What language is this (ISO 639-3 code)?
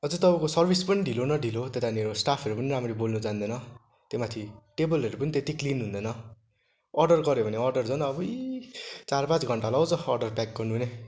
nep